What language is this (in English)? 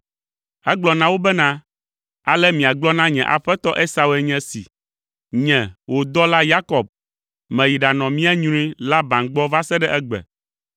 Ewe